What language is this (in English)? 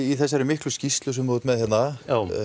Icelandic